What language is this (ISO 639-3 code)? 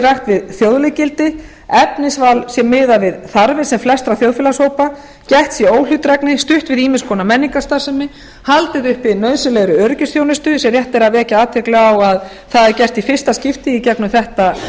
isl